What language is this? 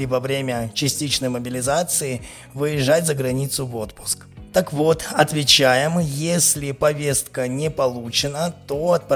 Russian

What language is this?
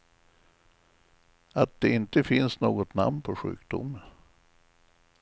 Swedish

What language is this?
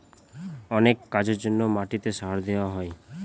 Bangla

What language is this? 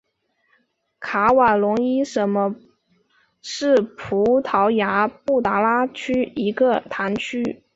Chinese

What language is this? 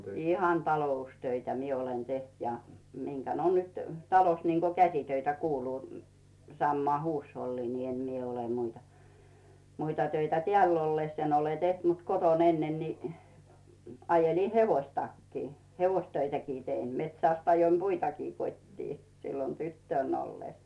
Finnish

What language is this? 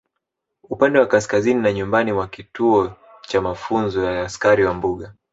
Swahili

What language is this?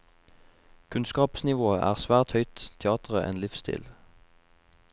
Norwegian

